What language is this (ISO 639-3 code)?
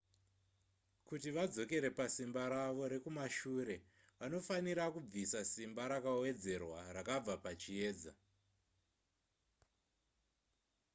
sna